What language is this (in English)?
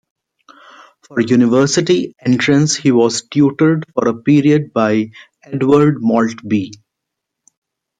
English